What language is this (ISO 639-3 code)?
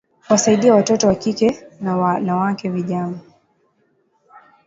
swa